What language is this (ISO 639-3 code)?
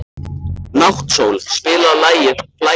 isl